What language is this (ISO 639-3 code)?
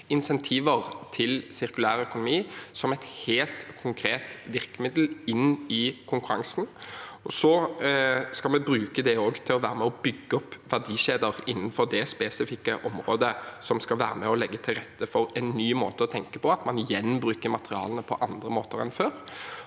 nor